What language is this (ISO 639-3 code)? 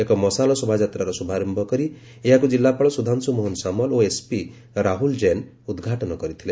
ori